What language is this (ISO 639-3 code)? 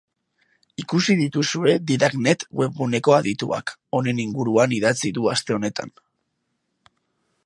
eus